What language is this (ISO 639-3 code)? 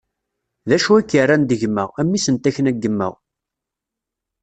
kab